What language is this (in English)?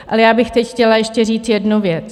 Czech